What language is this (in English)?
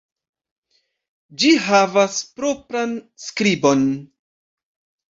Esperanto